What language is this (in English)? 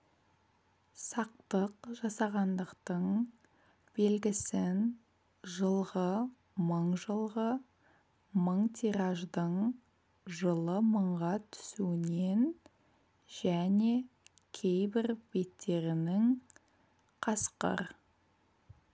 Kazakh